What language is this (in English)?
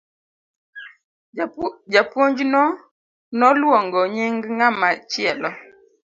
Luo (Kenya and Tanzania)